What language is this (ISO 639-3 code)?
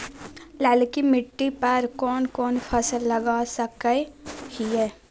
mag